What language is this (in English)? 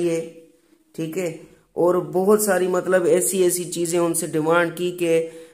Hindi